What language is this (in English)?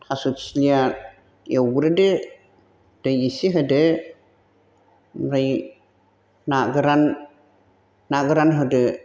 Bodo